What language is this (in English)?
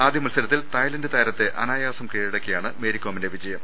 Malayalam